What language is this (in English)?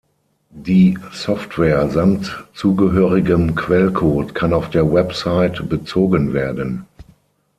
German